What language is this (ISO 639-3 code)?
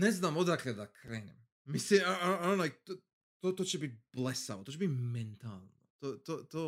hrv